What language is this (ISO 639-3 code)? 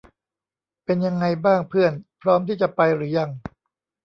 tha